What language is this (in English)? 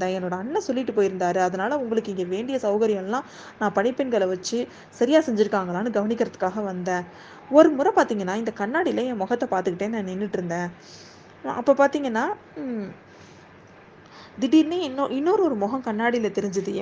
Tamil